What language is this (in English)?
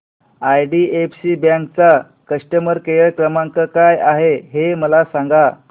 Marathi